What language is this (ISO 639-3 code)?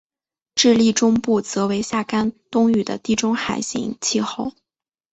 zho